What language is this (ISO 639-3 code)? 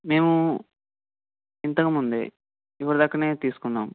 tel